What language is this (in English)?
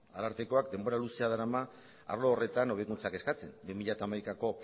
Basque